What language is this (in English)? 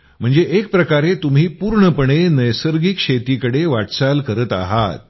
Marathi